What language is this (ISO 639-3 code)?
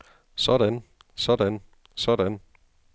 dan